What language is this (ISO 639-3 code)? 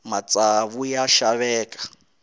tso